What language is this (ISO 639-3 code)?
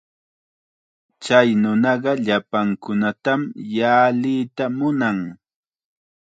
qxa